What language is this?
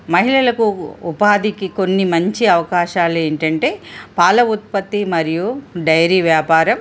Telugu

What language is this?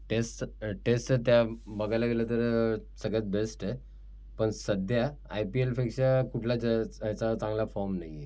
Marathi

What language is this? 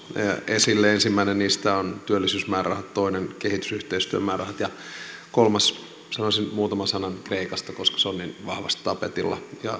Finnish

